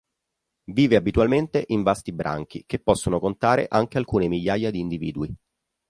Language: Italian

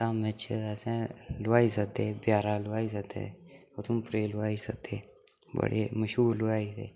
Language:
Dogri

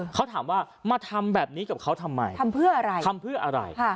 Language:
Thai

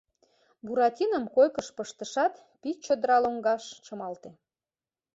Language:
Mari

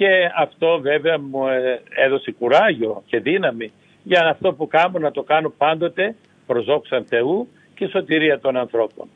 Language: Greek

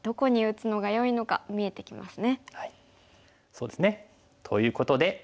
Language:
Japanese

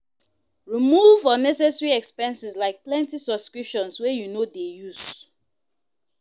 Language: Nigerian Pidgin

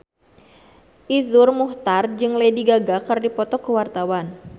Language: Sundanese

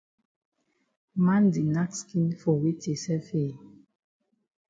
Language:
Cameroon Pidgin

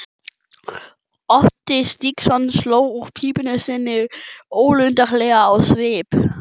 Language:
Icelandic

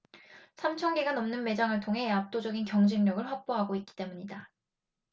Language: Korean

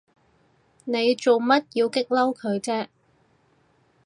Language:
Cantonese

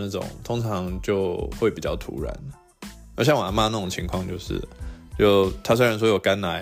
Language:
Chinese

